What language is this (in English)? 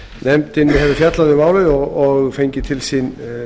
Icelandic